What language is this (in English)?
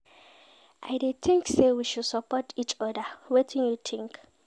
Nigerian Pidgin